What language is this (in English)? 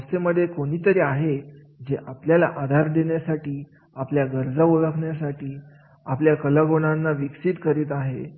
Marathi